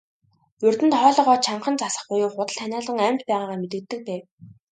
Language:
Mongolian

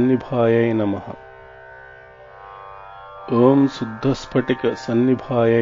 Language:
Arabic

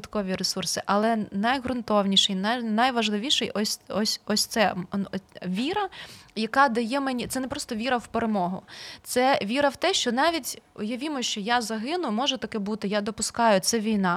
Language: Ukrainian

